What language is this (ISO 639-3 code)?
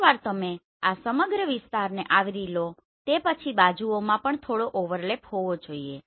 guj